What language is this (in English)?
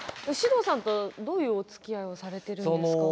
Japanese